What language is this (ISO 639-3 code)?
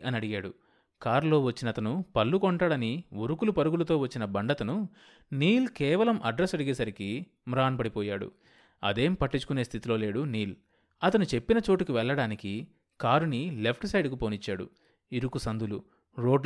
tel